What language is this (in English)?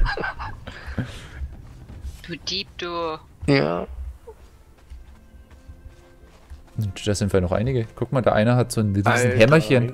German